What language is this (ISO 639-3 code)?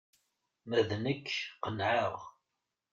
kab